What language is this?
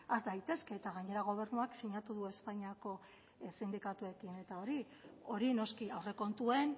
Basque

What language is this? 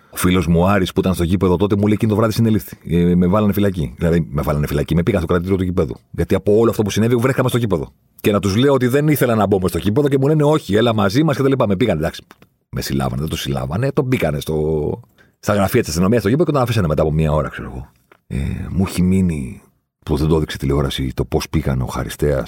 Greek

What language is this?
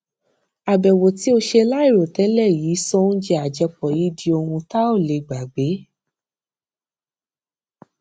Yoruba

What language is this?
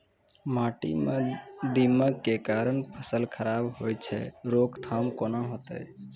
Maithili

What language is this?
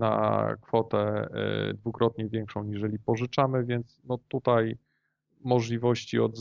Polish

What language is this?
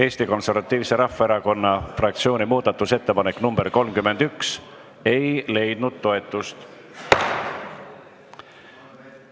Estonian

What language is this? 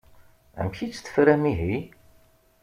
Kabyle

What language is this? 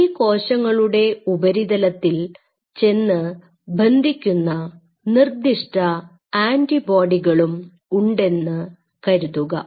Malayalam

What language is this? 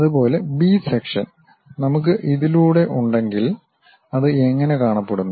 Malayalam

